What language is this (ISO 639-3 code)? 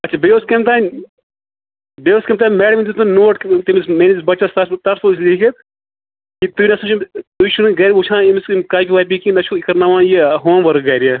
kas